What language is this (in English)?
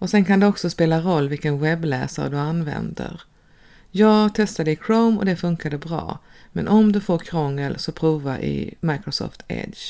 Swedish